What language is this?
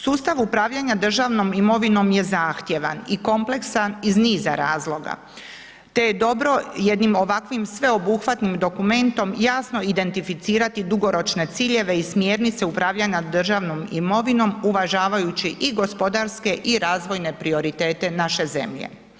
Croatian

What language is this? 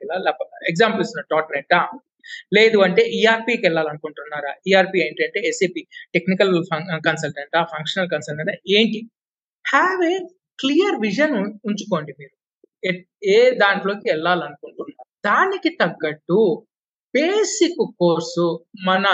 Telugu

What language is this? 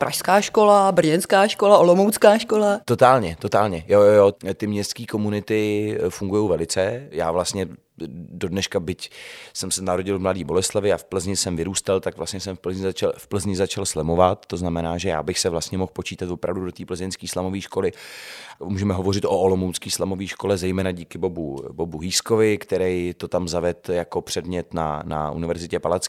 Czech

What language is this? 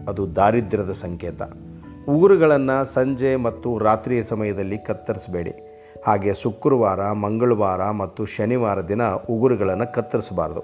Kannada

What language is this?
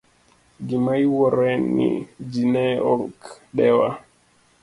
Luo (Kenya and Tanzania)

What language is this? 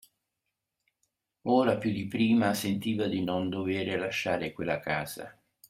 Italian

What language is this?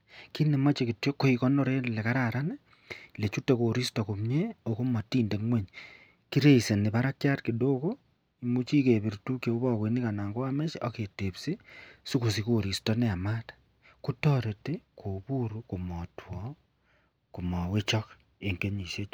Kalenjin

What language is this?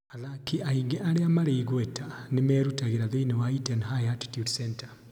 Kikuyu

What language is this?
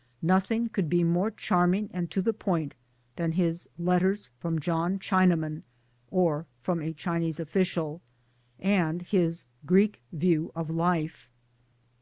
English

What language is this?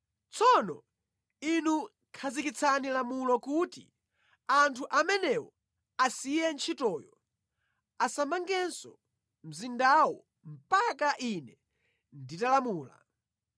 Nyanja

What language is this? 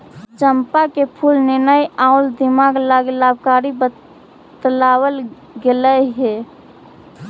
Magahi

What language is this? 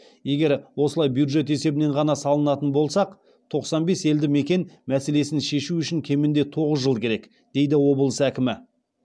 Kazakh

